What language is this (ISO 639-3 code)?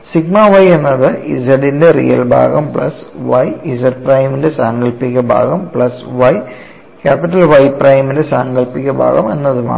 mal